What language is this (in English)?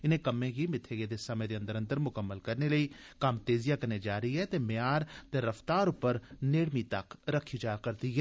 Dogri